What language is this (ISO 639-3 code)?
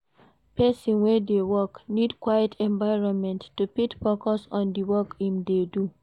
pcm